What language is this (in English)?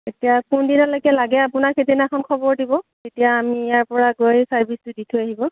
Assamese